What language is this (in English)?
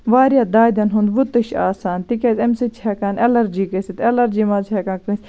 Kashmiri